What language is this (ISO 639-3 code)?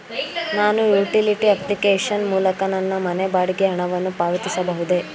kan